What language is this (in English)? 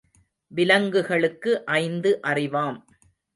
Tamil